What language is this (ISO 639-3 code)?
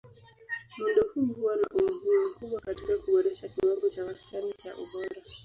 swa